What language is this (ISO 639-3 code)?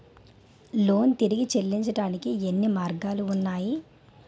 tel